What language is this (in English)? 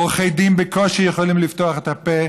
Hebrew